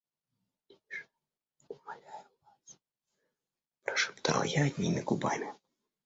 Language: Russian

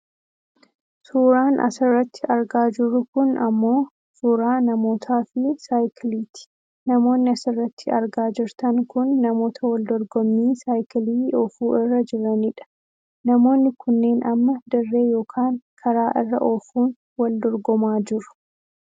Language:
Oromo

